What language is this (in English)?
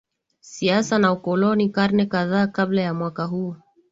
Swahili